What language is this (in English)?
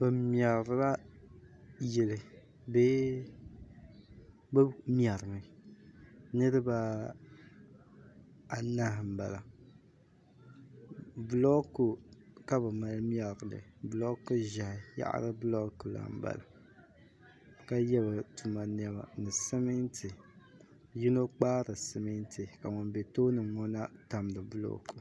Dagbani